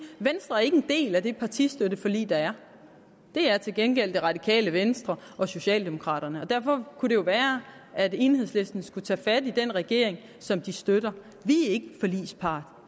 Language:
Danish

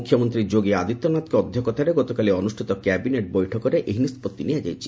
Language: Odia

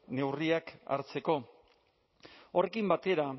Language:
Basque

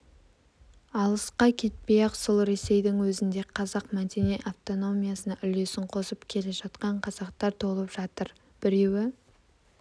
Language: Kazakh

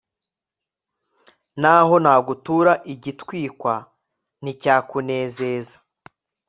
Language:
Kinyarwanda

